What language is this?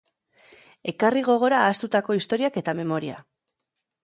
Basque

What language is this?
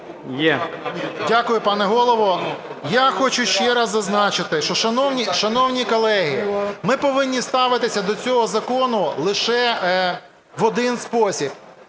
Ukrainian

